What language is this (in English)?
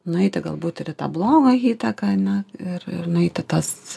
Lithuanian